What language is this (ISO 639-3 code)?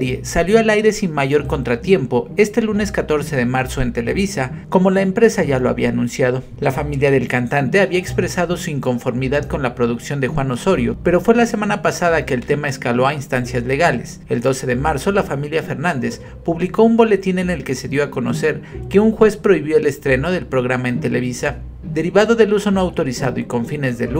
spa